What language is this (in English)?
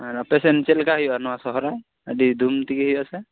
Santali